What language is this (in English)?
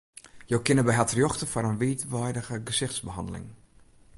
Western Frisian